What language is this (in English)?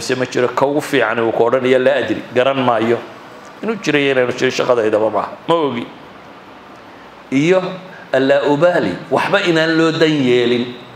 Arabic